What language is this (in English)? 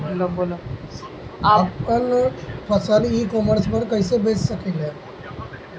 Bhojpuri